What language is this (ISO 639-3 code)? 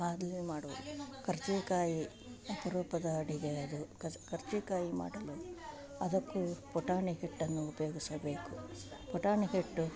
kan